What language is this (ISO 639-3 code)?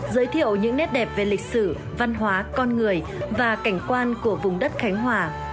vie